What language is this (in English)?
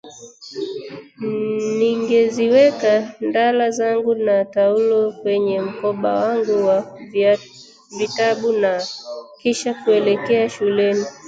Swahili